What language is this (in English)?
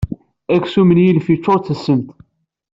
Kabyle